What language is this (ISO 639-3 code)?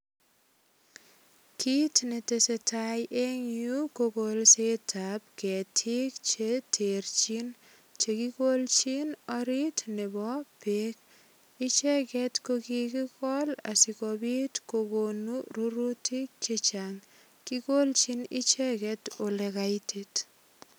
kln